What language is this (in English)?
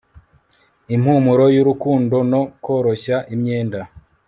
Kinyarwanda